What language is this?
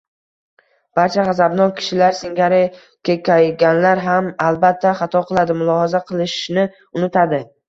Uzbek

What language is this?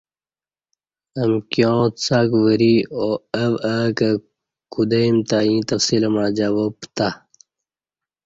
Kati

